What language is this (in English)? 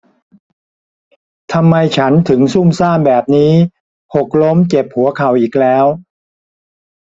Thai